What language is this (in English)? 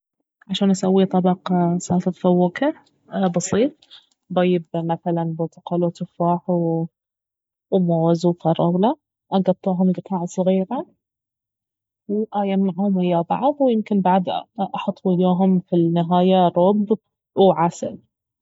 Baharna Arabic